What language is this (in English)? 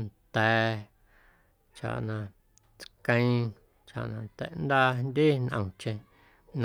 Guerrero Amuzgo